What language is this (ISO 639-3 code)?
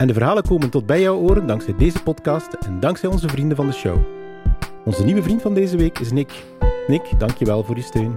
nld